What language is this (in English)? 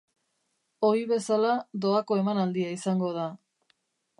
Basque